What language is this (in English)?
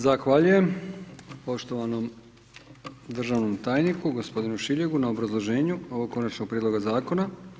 Croatian